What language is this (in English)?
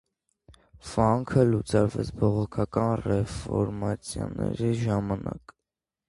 Armenian